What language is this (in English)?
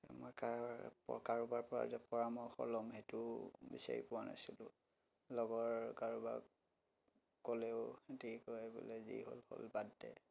Assamese